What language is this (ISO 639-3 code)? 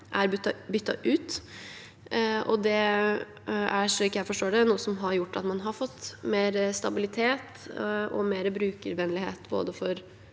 nor